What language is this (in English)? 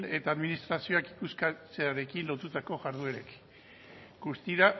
Basque